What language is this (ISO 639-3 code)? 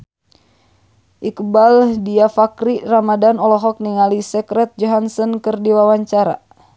sun